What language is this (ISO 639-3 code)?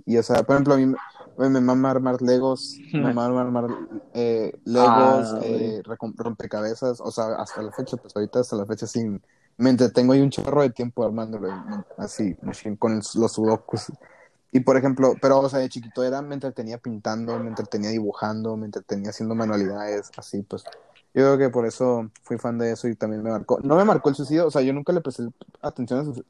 spa